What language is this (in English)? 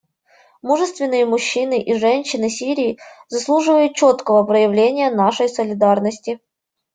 Russian